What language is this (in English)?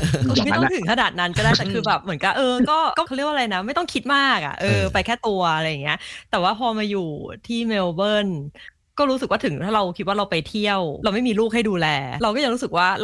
Thai